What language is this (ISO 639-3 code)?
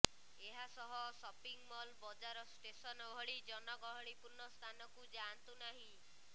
ori